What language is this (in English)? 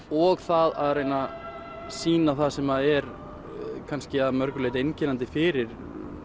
Icelandic